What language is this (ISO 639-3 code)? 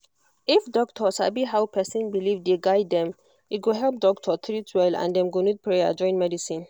pcm